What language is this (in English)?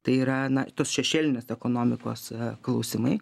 Lithuanian